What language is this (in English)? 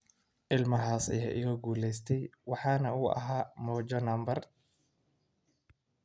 Somali